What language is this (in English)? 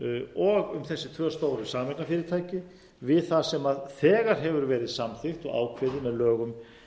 Icelandic